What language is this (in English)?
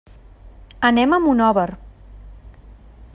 Catalan